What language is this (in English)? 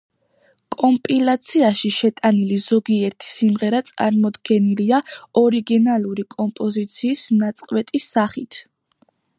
Georgian